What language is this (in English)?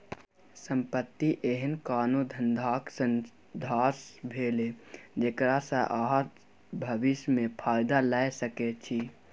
Maithili